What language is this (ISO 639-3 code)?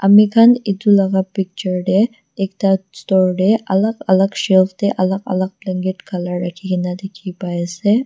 nag